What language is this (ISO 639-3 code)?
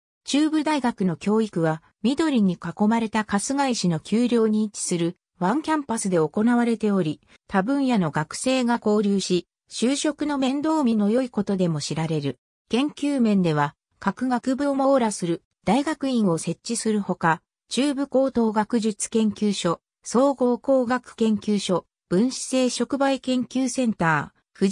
jpn